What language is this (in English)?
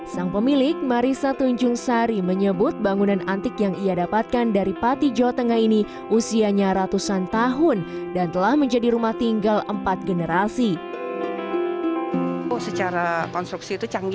Indonesian